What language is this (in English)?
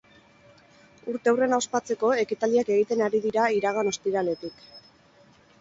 Basque